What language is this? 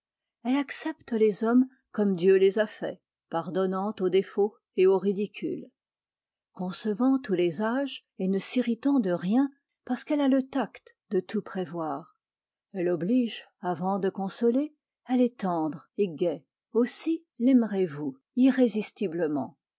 French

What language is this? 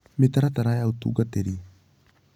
Kikuyu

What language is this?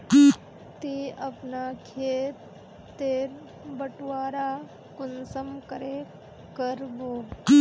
Magahi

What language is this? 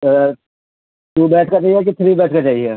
Urdu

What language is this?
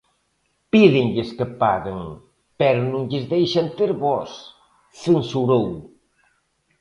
Galician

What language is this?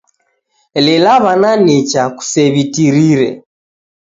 Taita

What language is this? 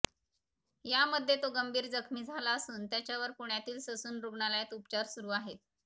Marathi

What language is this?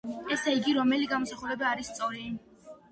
Georgian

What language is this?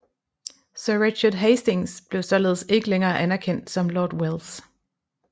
Danish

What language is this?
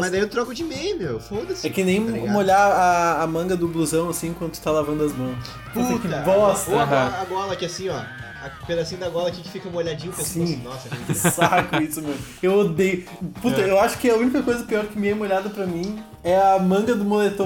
Portuguese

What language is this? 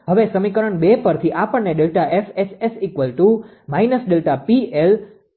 Gujarati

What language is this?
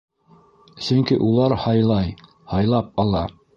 Bashkir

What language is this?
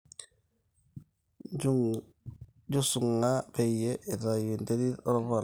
Masai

